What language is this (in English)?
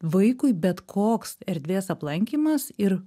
Lithuanian